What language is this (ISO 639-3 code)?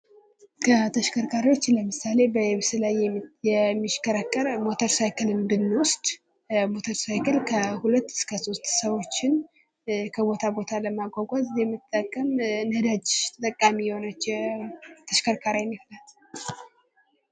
amh